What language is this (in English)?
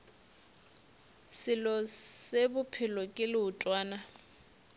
Northern Sotho